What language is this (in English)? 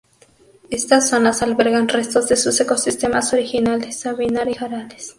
Spanish